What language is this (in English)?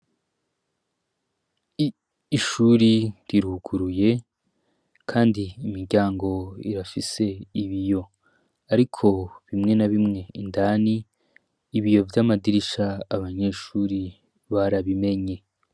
Rundi